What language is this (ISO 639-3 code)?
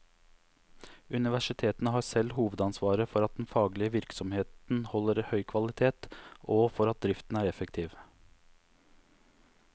nor